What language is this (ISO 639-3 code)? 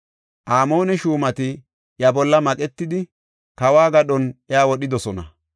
gof